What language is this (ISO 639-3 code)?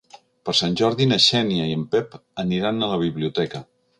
cat